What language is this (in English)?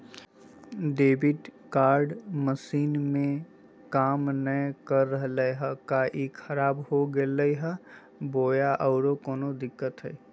Magahi